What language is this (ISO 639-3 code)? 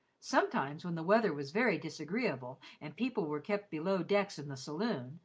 eng